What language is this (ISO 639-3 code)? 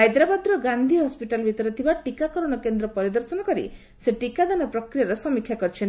ori